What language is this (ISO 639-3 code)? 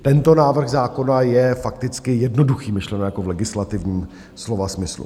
ces